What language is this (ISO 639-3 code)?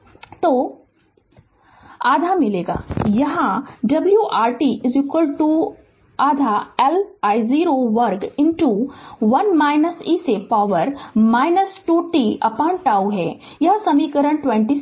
hin